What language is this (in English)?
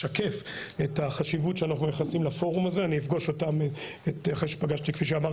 Hebrew